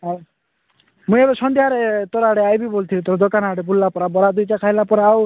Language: Odia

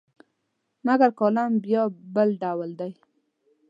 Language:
Pashto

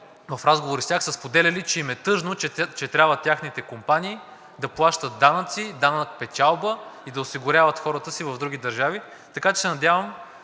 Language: Bulgarian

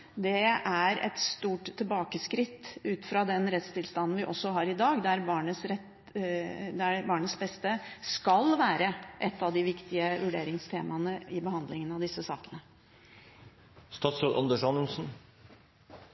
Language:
Norwegian Bokmål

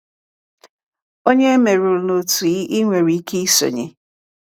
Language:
Igbo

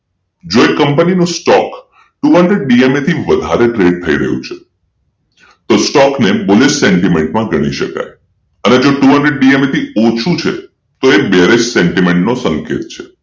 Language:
Gujarati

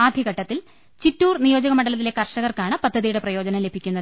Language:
Malayalam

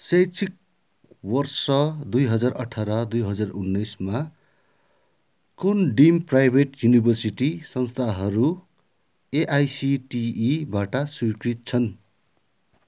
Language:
Nepali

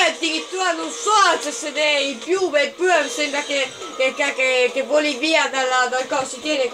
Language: Italian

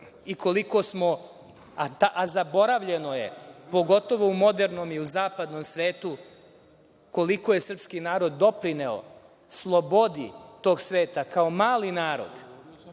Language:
Serbian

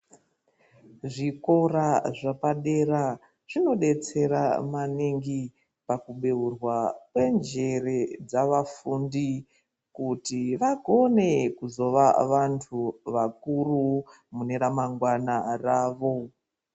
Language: Ndau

